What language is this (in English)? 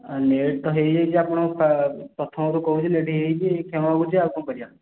Odia